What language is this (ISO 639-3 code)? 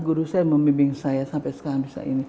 ind